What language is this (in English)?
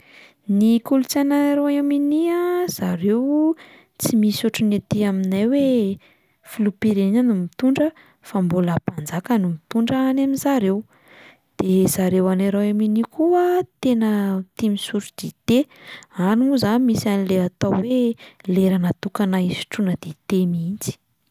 Malagasy